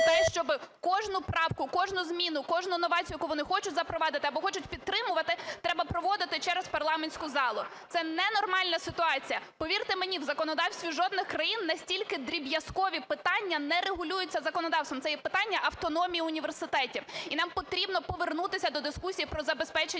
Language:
Ukrainian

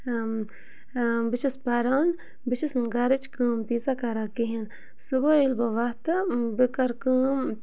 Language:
Kashmiri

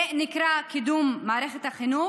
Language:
Hebrew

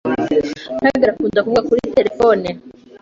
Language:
Kinyarwanda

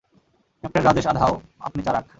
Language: Bangla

